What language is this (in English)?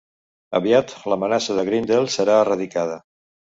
Catalan